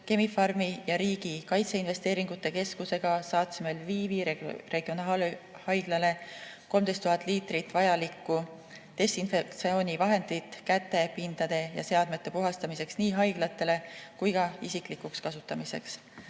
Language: Estonian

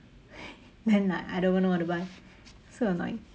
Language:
English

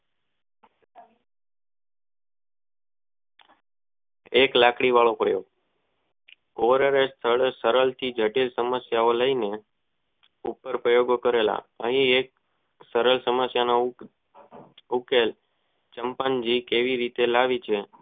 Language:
Gujarati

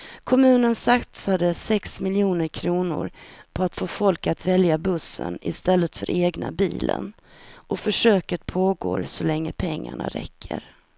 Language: Swedish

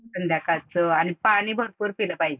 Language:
Marathi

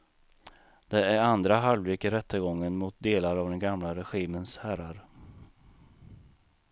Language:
Swedish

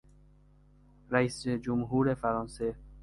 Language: Persian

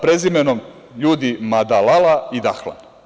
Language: Serbian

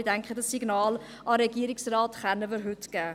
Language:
Swiss German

